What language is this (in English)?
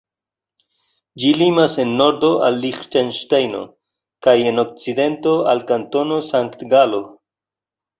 Esperanto